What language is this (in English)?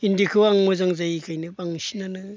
Bodo